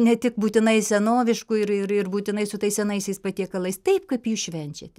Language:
Lithuanian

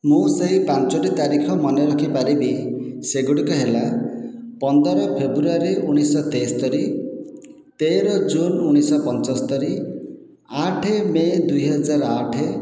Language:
Odia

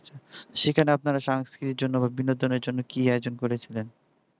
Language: Bangla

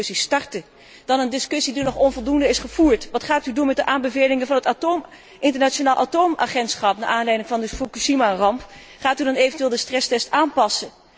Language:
Dutch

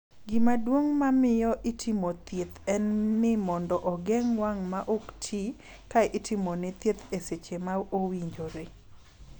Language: Luo (Kenya and Tanzania)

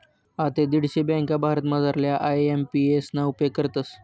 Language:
Marathi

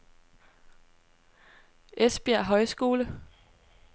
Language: Danish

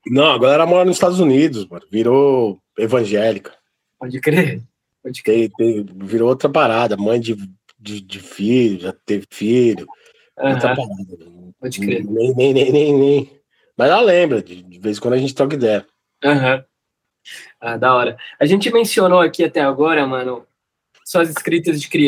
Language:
Portuguese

